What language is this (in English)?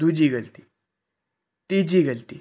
Punjabi